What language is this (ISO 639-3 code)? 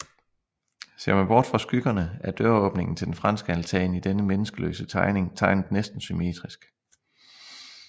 dan